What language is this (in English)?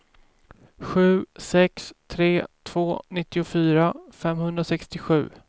Swedish